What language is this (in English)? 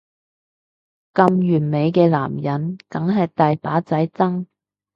Cantonese